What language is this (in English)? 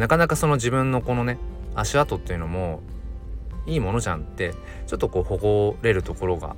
Japanese